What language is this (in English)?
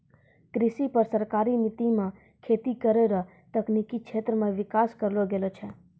Maithili